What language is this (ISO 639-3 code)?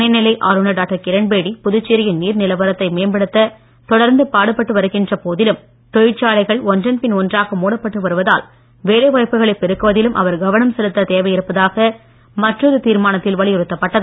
tam